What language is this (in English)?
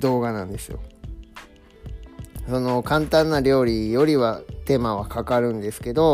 Japanese